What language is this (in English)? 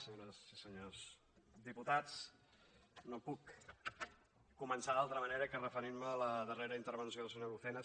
Catalan